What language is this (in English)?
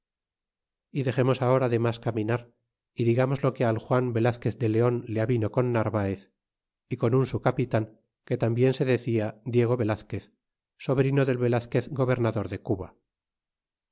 Spanish